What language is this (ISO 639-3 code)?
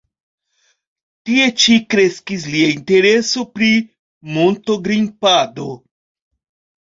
epo